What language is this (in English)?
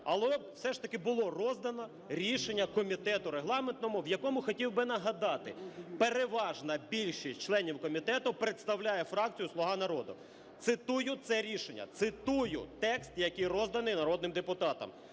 Ukrainian